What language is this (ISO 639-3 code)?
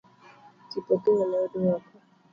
luo